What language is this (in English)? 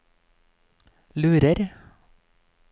Norwegian